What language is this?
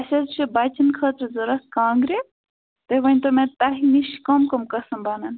Kashmiri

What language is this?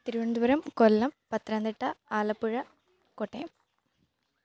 Malayalam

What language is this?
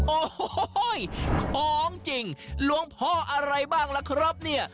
Thai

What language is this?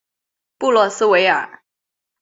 Chinese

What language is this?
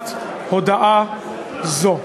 Hebrew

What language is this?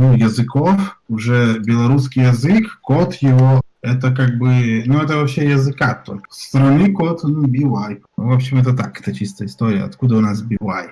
Russian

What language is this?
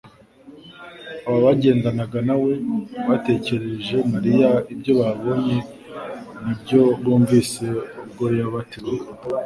Kinyarwanda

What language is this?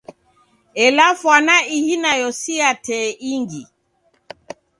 Taita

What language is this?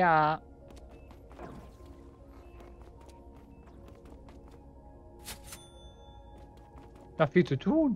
German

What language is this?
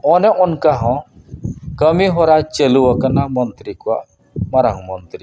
Santali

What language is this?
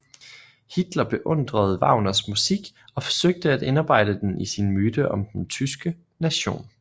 Danish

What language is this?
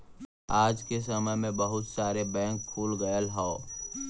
Bhojpuri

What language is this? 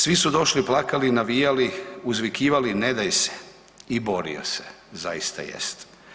Croatian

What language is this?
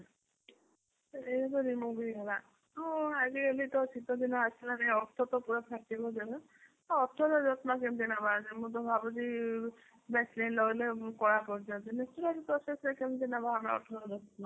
Odia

